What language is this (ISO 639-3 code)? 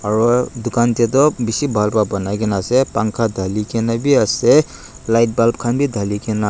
nag